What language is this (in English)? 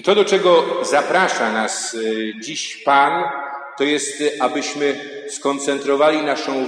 Polish